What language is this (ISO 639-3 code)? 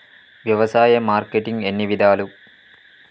tel